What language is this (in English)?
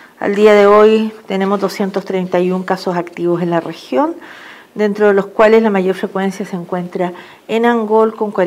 Spanish